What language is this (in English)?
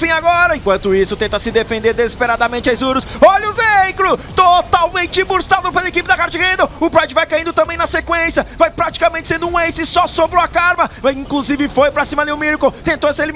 Portuguese